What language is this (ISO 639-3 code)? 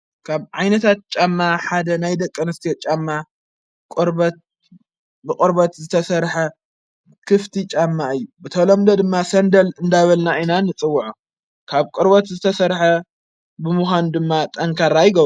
tir